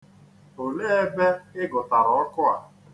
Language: Igbo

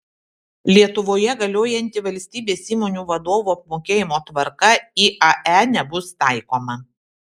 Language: Lithuanian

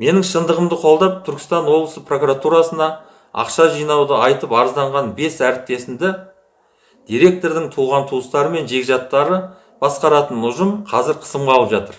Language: Kazakh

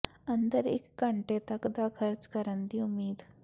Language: Punjabi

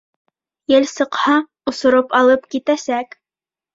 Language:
Bashkir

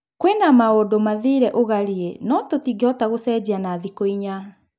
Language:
Kikuyu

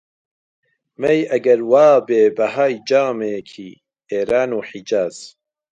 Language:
Central Kurdish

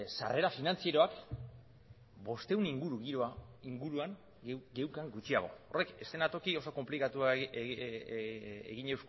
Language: Basque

